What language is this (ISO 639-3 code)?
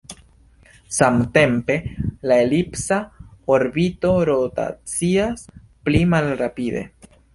epo